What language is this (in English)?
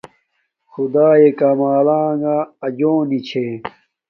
Domaaki